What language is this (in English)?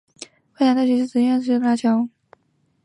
Chinese